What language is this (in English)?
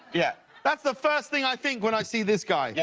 English